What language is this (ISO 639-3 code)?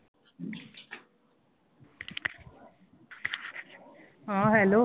pan